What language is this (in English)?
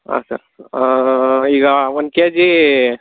Kannada